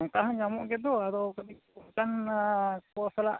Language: Santali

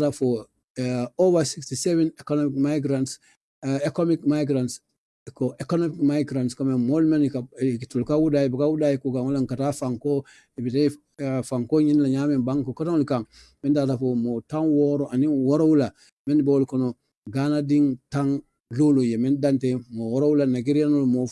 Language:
English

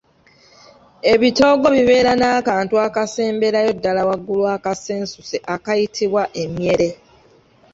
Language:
Ganda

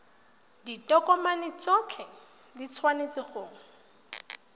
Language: Tswana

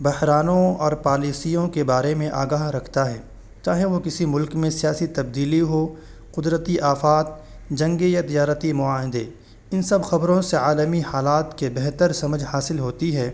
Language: Urdu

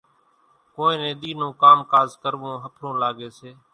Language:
Kachi Koli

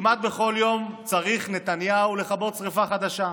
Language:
Hebrew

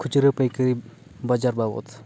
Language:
Santali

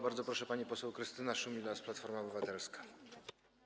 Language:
Polish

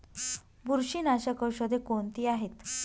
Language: Marathi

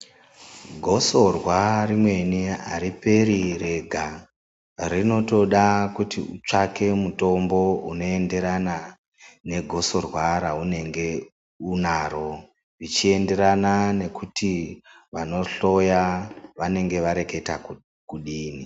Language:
Ndau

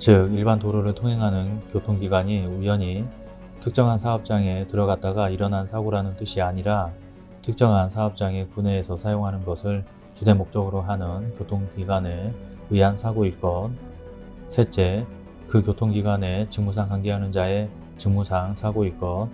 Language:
Korean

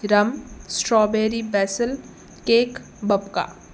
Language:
Sindhi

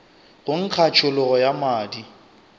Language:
Northern Sotho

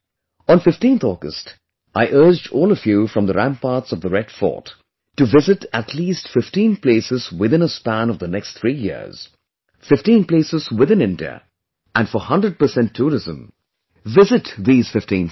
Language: English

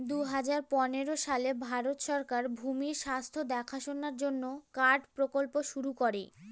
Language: Bangla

